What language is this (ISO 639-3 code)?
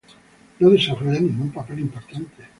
spa